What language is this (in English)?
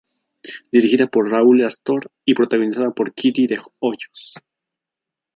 Spanish